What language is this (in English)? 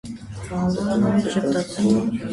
Armenian